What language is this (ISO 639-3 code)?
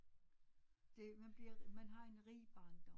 dan